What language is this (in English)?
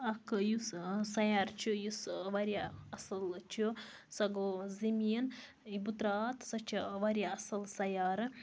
Kashmiri